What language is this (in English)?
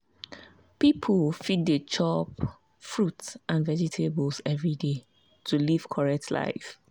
Nigerian Pidgin